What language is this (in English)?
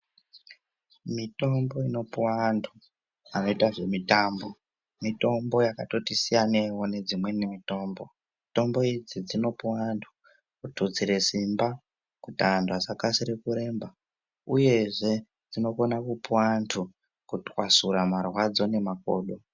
Ndau